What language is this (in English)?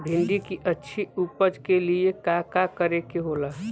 Bhojpuri